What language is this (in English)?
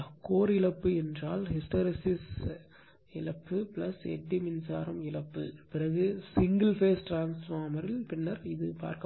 Tamil